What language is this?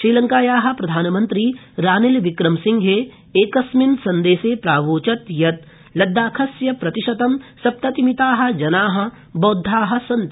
Sanskrit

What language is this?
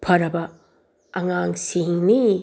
Manipuri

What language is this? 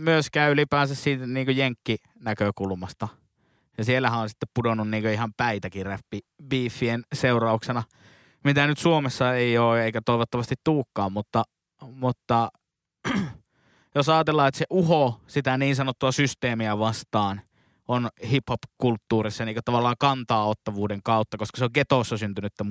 Finnish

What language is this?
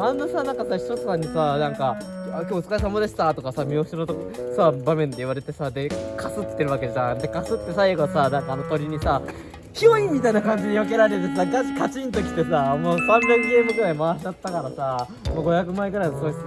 Japanese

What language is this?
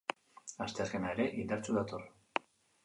Basque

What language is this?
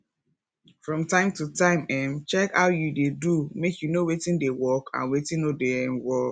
Nigerian Pidgin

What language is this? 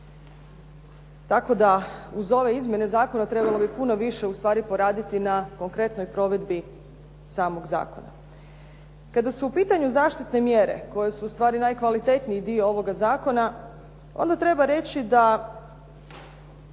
Croatian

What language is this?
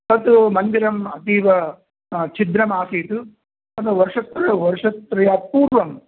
Sanskrit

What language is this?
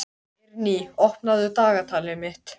Icelandic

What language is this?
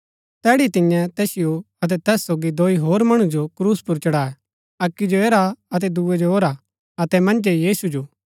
Gaddi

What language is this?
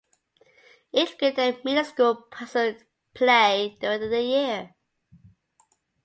English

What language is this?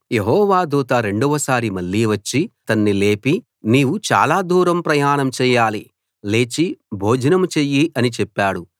Telugu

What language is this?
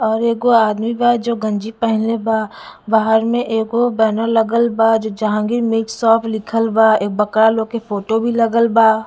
Bhojpuri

